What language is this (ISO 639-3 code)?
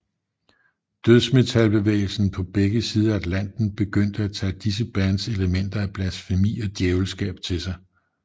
dan